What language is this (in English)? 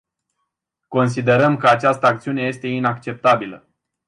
Romanian